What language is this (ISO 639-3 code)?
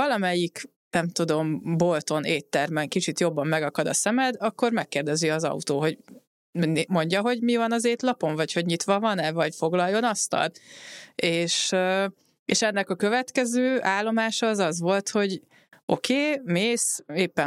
hun